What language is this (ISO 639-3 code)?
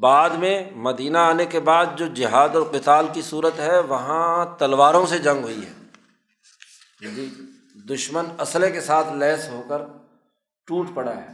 urd